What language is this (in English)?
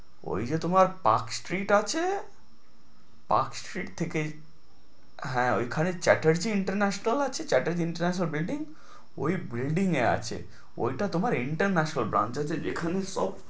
Bangla